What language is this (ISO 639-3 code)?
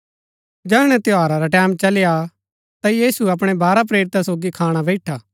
gbk